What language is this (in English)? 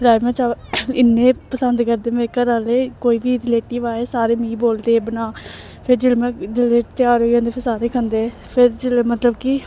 Dogri